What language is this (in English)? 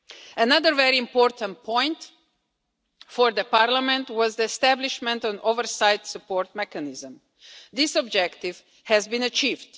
English